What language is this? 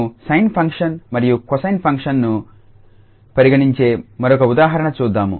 Telugu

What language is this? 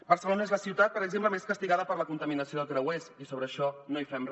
Catalan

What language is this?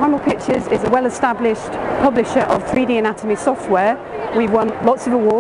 English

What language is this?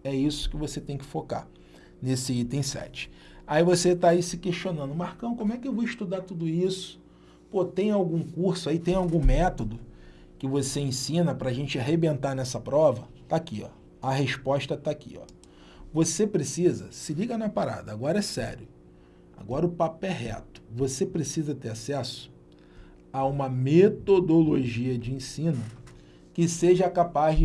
Portuguese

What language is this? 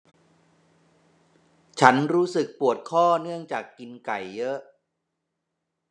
Thai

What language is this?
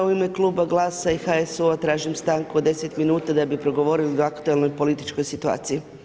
Croatian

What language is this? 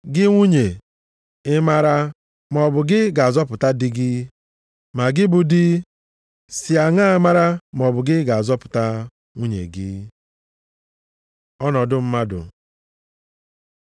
Igbo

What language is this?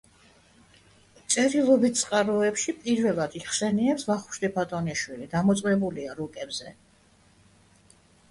Georgian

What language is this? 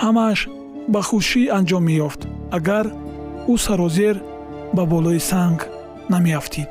Persian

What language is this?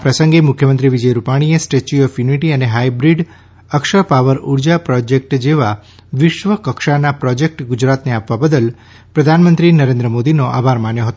Gujarati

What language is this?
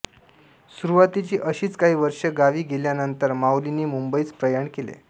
Marathi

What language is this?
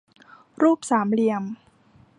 Thai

